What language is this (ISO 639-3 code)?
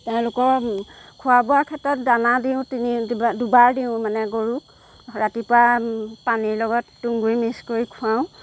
asm